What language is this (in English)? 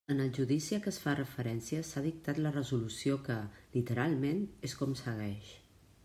Catalan